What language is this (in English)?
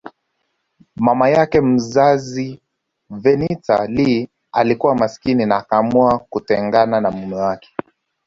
Swahili